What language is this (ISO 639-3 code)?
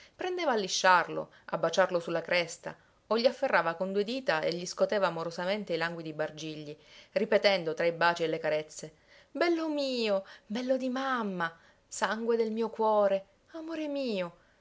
ita